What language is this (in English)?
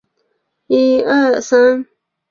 Chinese